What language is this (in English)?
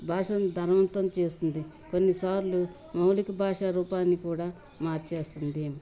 Telugu